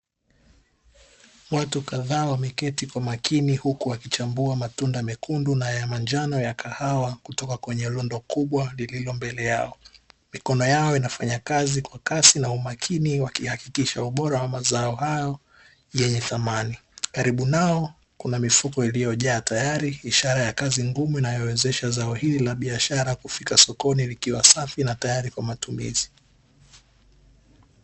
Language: Swahili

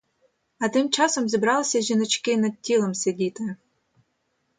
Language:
Ukrainian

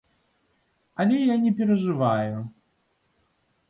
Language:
Belarusian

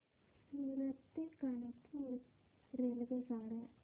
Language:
Marathi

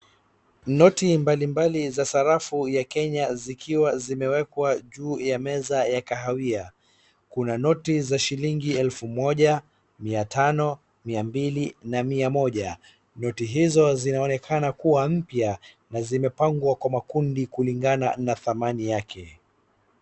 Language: Swahili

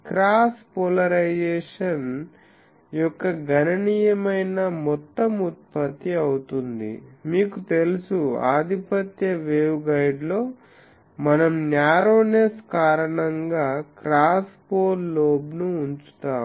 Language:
Telugu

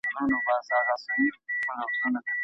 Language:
Pashto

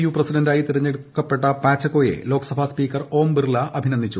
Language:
Malayalam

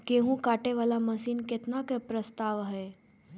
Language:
Maithili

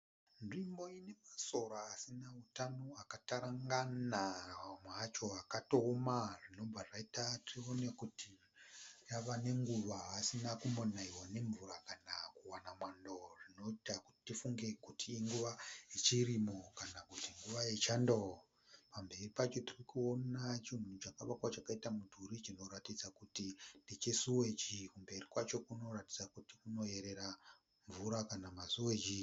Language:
Shona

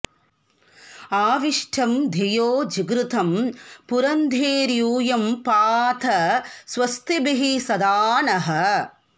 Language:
Sanskrit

